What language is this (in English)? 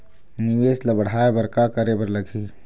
Chhattisgarhi